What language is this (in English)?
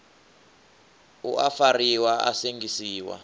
Venda